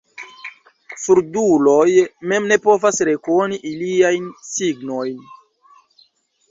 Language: Esperanto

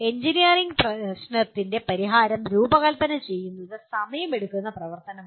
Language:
Malayalam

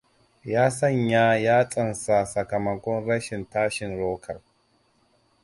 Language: Hausa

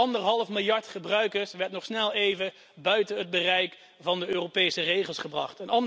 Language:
Dutch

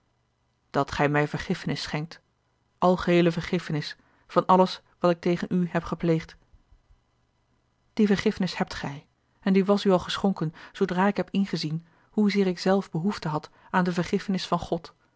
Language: Dutch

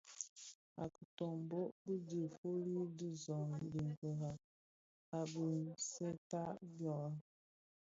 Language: Bafia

